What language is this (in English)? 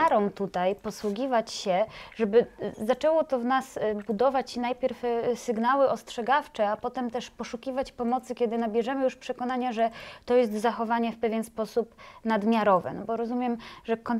Polish